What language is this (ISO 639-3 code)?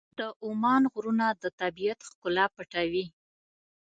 pus